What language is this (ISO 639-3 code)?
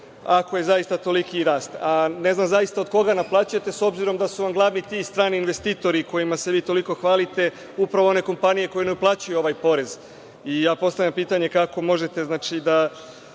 srp